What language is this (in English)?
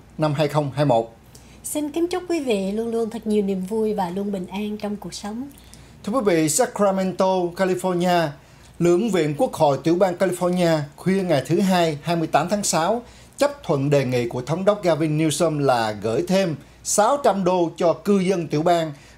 Vietnamese